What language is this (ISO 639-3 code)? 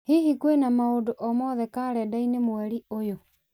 kik